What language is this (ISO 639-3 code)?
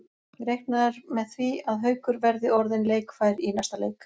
isl